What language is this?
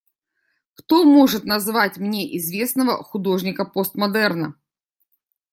Russian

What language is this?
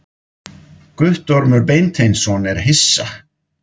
Icelandic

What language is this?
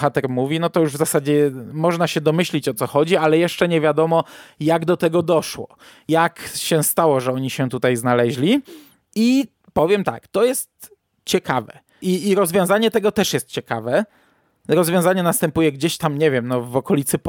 Polish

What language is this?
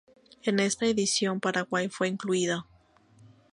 Spanish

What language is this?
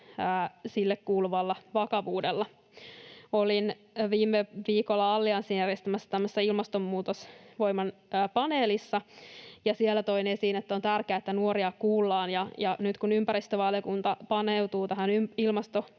Finnish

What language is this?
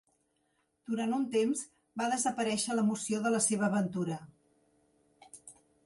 Catalan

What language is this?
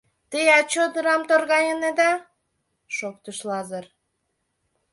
Mari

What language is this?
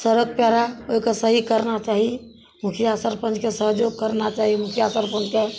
Maithili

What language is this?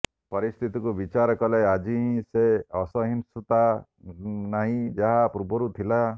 Odia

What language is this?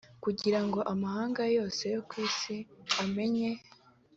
Kinyarwanda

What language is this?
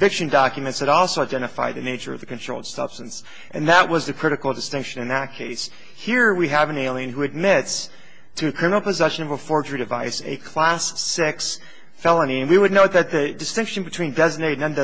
English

